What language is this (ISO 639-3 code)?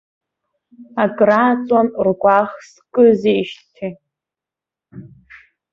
abk